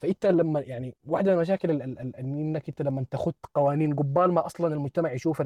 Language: Arabic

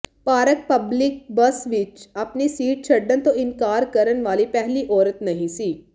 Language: Punjabi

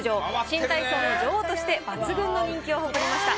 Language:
Japanese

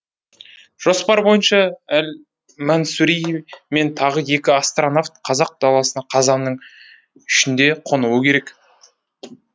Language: Kazakh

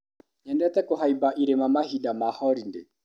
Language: Kikuyu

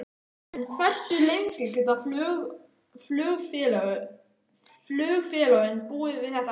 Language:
Icelandic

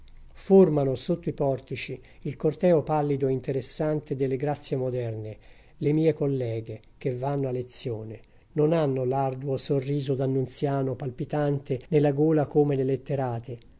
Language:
Italian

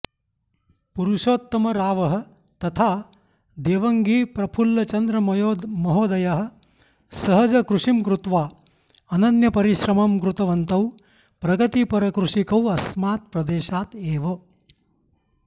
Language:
Sanskrit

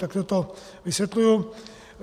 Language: Czech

